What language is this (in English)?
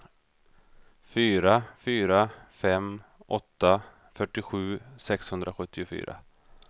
Swedish